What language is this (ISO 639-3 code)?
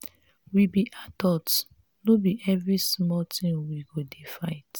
pcm